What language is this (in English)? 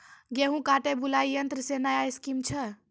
Maithili